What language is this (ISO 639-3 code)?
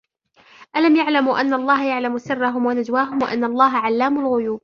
ara